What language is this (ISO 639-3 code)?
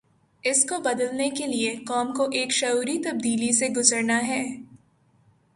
urd